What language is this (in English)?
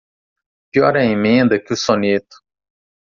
Portuguese